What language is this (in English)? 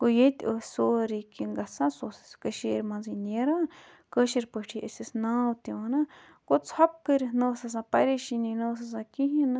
Kashmiri